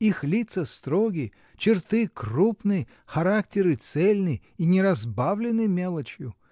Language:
Russian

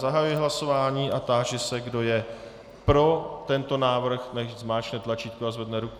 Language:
Czech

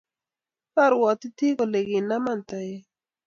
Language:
Kalenjin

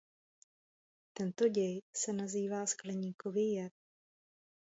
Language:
Czech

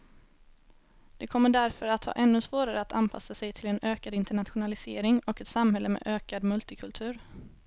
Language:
Swedish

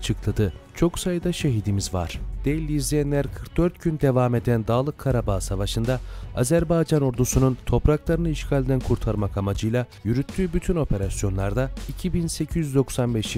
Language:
Turkish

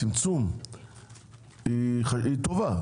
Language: Hebrew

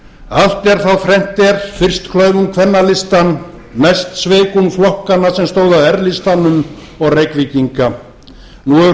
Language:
Icelandic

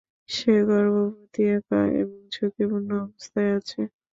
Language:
Bangla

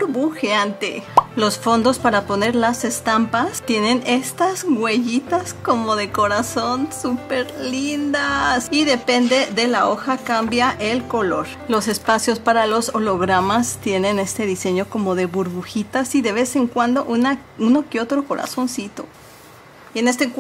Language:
Spanish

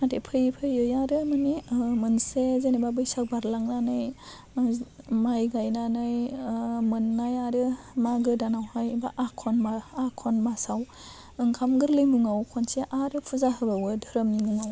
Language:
Bodo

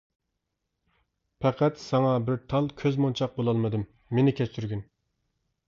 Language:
Uyghur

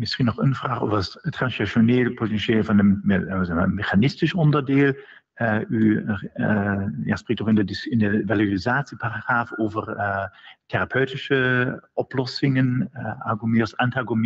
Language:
Dutch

